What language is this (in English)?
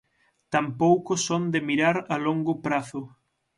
Galician